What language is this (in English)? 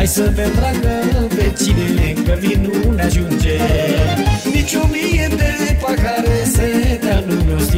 Romanian